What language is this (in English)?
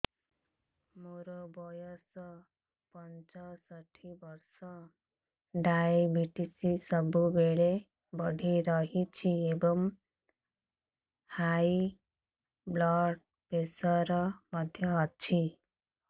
Odia